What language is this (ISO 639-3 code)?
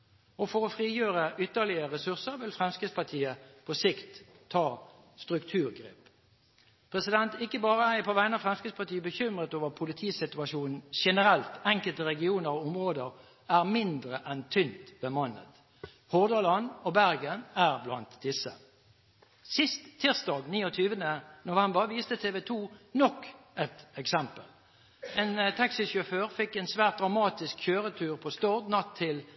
nob